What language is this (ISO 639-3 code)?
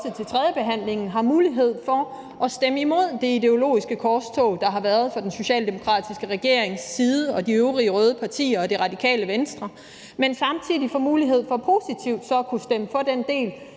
dan